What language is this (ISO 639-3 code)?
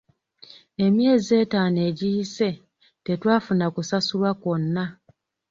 lug